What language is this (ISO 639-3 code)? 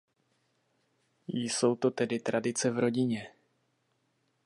ces